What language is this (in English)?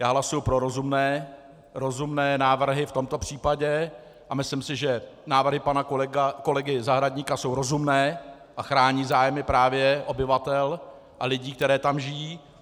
Czech